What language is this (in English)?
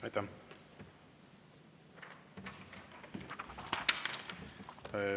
Estonian